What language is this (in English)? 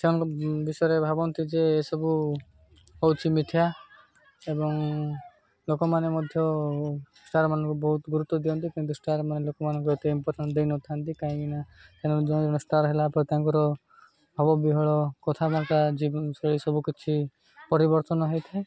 Odia